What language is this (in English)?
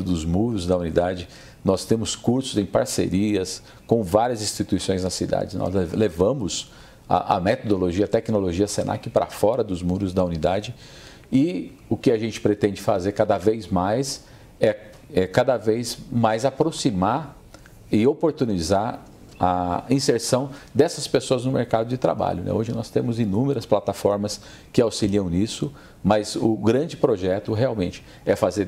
Portuguese